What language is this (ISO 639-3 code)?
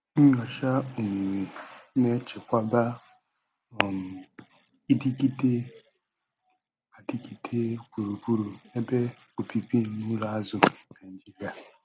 ibo